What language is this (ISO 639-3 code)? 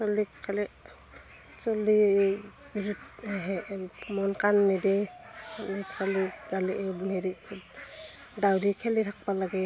asm